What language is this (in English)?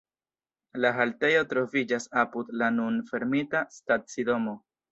Esperanto